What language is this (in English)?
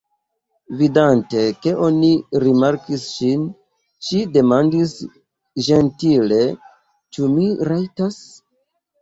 Esperanto